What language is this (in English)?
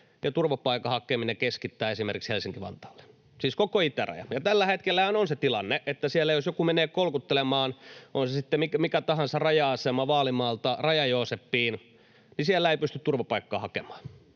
Finnish